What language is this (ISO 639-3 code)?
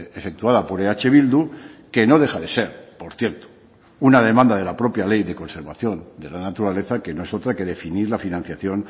spa